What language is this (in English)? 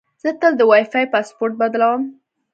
Pashto